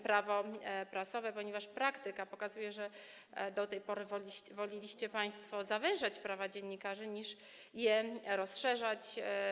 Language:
Polish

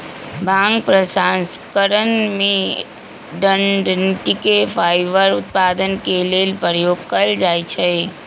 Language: Magahi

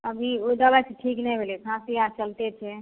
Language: Maithili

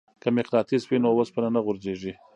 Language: Pashto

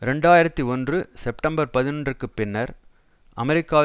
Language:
Tamil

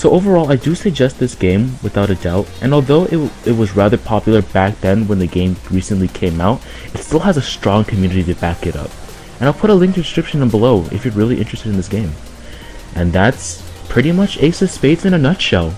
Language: English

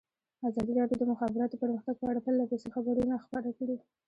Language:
Pashto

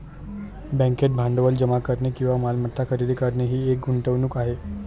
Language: Marathi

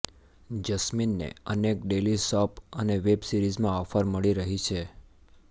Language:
Gujarati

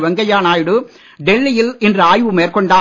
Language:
Tamil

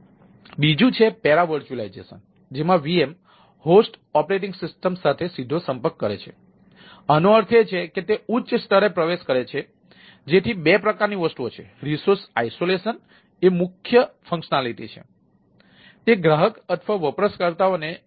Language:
Gujarati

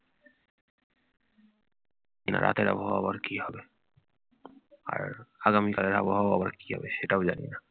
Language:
Bangla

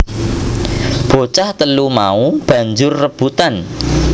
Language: Javanese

